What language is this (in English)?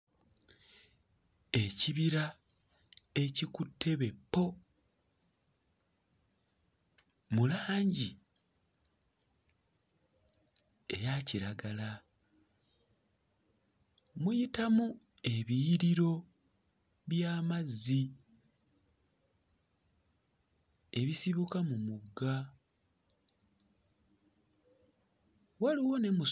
Ganda